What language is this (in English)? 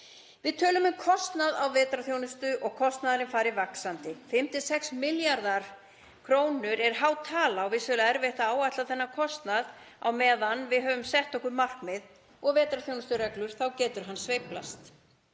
Icelandic